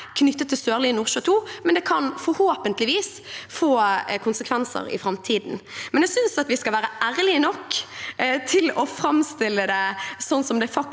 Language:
Norwegian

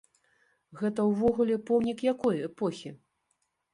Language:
Belarusian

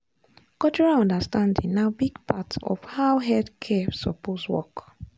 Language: Nigerian Pidgin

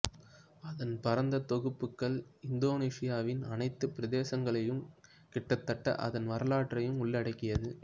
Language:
Tamil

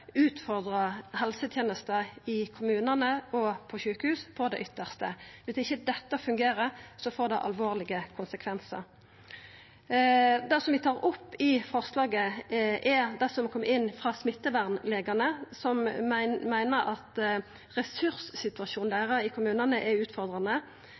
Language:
Norwegian Nynorsk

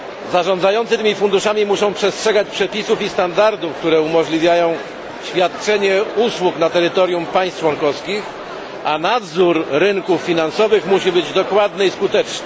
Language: Polish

